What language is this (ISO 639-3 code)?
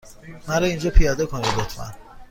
fas